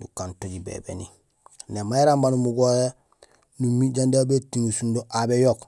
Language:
Gusilay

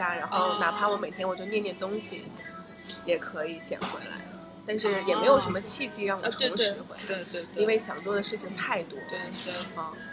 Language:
Chinese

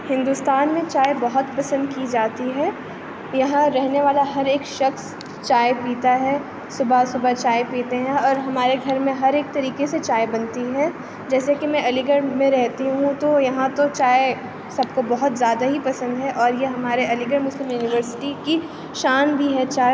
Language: Urdu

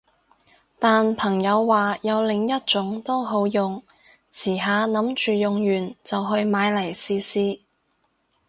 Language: Cantonese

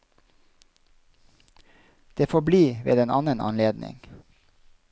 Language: Norwegian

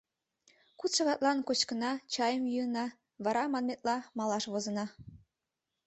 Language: Mari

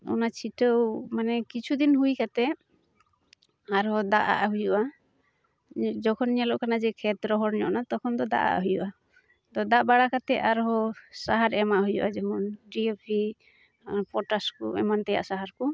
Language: Santali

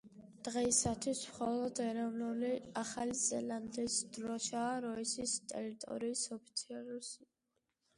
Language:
Georgian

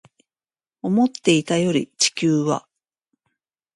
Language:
Japanese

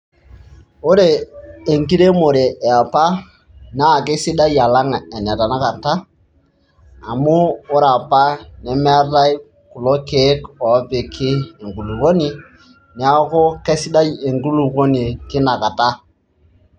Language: Masai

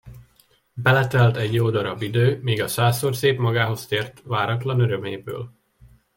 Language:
Hungarian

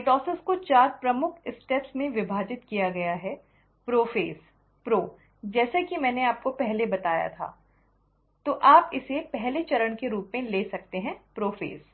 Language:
Hindi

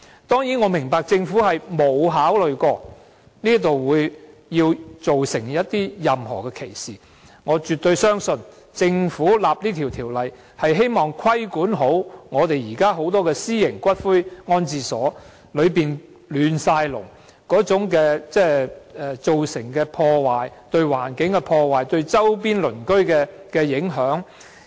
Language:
Cantonese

